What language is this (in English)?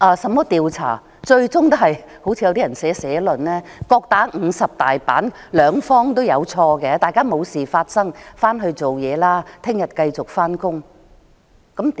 Cantonese